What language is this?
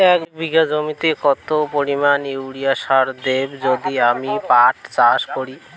Bangla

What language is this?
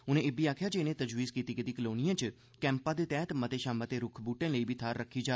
Dogri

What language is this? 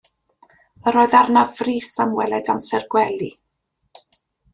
Welsh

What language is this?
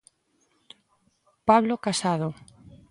Galician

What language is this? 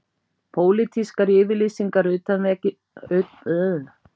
Icelandic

